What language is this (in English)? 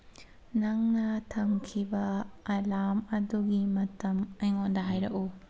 Manipuri